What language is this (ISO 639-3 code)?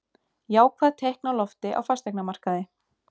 isl